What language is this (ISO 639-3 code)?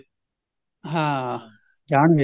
pan